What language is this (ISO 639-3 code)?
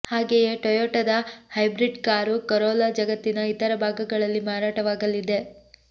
kan